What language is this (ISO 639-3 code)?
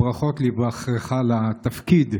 heb